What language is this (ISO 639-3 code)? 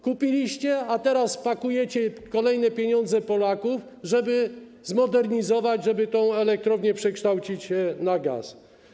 pol